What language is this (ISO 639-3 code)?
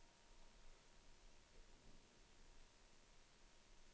swe